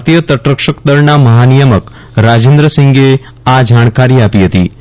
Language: Gujarati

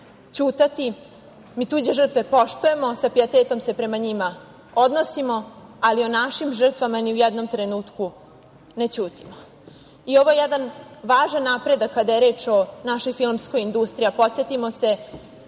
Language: Serbian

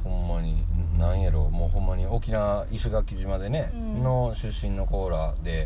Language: Japanese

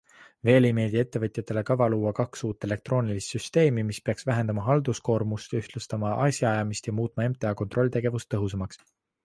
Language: Estonian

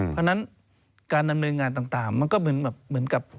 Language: Thai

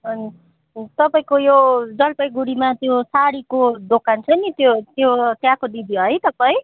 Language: Nepali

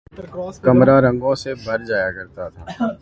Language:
Urdu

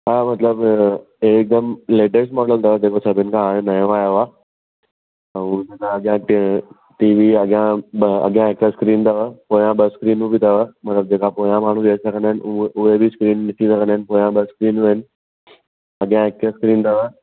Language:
Sindhi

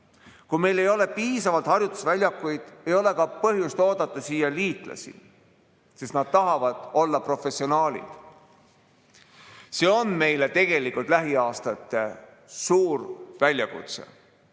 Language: Estonian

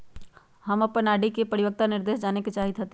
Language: Magahi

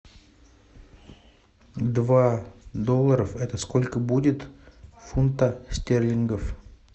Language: Russian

